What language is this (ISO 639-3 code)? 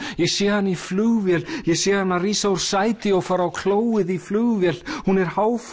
isl